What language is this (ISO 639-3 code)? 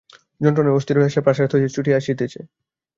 ben